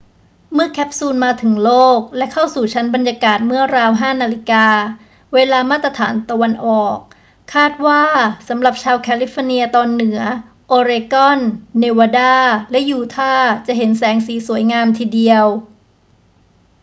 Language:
Thai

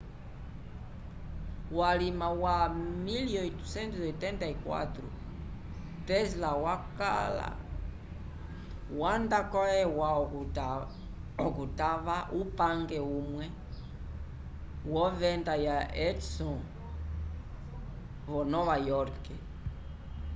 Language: Umbundu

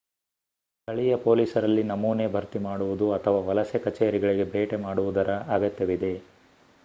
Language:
Kannada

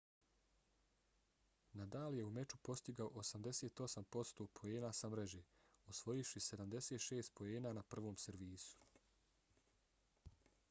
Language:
Bosnian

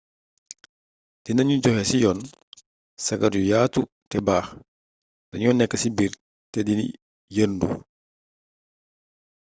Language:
Wolof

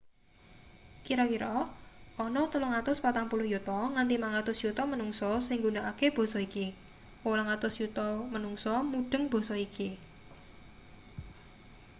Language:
Javanese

